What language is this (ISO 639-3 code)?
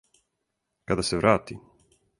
srp